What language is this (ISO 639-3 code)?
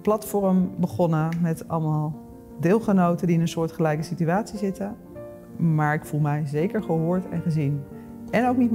nld